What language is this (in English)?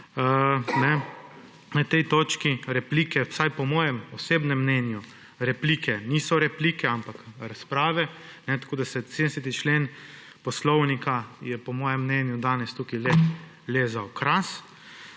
Slovenian